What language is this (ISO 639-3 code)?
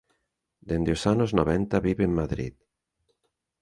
glg